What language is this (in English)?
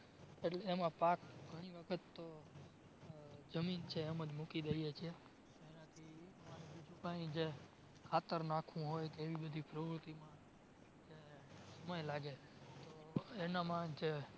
Gujarati